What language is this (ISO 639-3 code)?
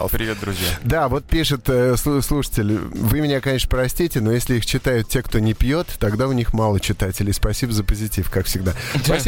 rus